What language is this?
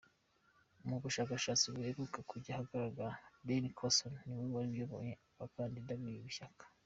Kinyarwanda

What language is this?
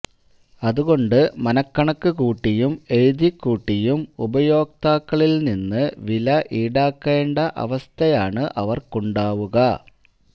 Malayalam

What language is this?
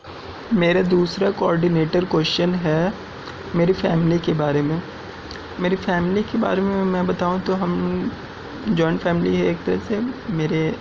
Urdu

